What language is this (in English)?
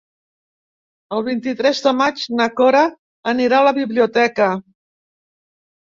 Catalan